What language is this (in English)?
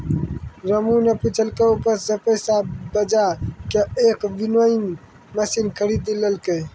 Maithili